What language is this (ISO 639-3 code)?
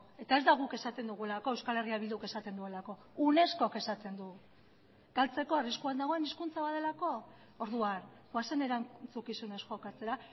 eus